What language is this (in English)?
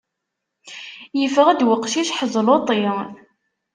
Kabyle